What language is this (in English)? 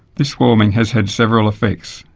English